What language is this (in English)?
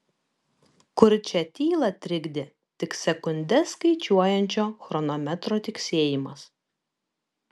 Lithuanian